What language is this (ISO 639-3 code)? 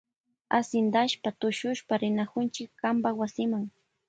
qvj